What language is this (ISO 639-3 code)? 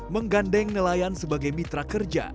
ind